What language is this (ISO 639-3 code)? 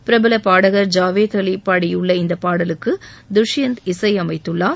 tam